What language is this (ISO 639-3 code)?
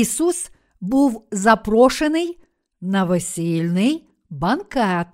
ukr